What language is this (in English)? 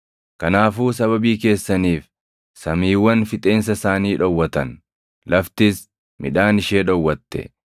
Oromo